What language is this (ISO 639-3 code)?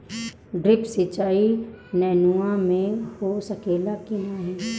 bho